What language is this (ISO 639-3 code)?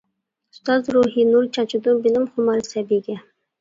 uig